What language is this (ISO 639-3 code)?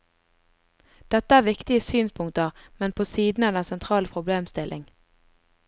nor